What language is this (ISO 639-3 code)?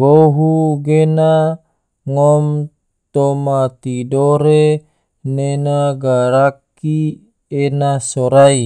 tvo